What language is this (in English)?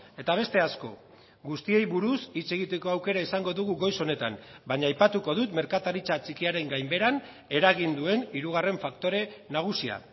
Basque